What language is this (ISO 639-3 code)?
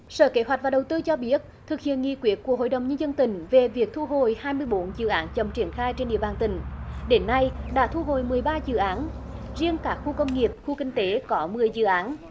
vie